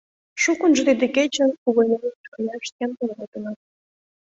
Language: Mari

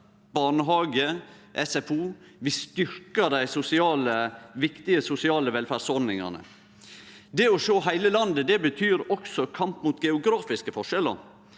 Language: Norwegian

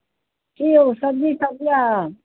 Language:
Maithili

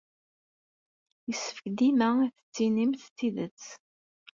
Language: Kabyle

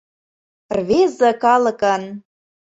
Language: Mari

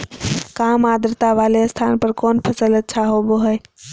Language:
Magahi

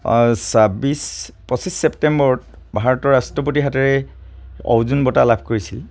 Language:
Assamese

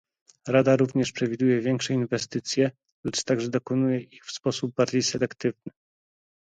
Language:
Polish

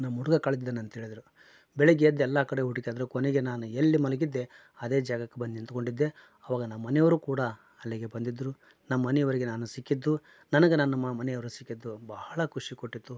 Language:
Kannada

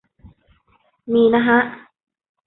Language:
Thai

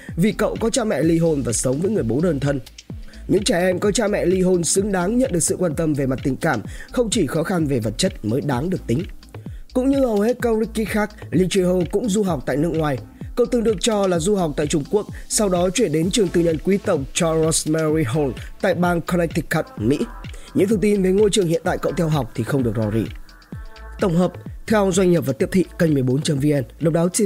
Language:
Vietnamese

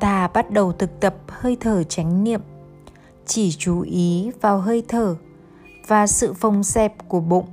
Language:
Vietnamese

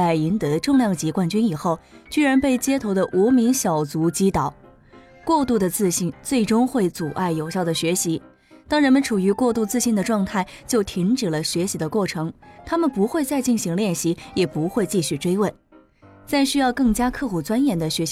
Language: Chinese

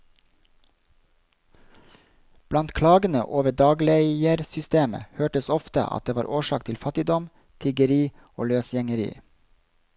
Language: Norwegian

